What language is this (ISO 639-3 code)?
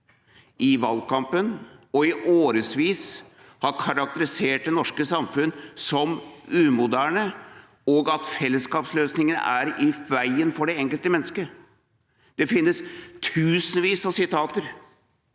nor